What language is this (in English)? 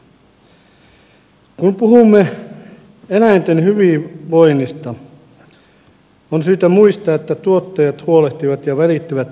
Finnish